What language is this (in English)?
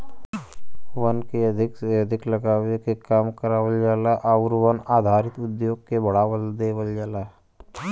Bhojpuri